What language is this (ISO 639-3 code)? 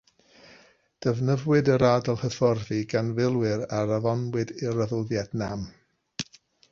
cym